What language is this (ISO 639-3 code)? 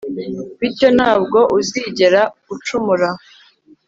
kin